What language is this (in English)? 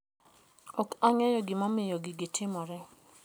Luo (Kenya and Tanzania)